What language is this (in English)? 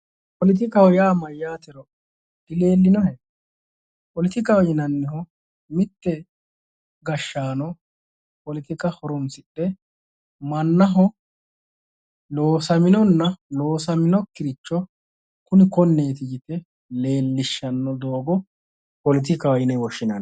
Sidamo